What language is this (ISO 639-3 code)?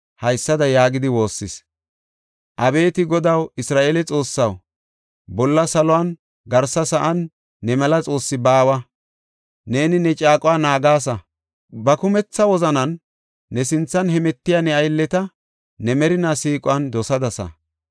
gof